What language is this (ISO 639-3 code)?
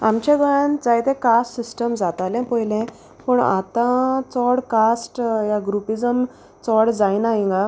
kok